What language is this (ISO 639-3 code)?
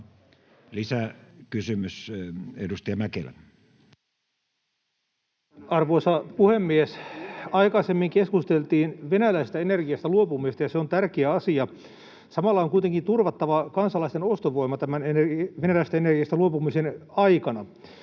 fin